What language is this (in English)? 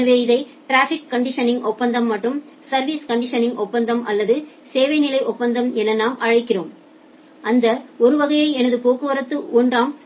Tamil